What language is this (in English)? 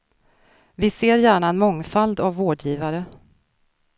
Swedish